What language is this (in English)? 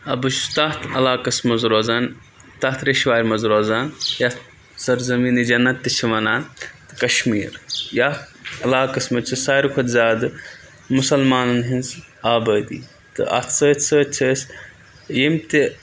Kashmiri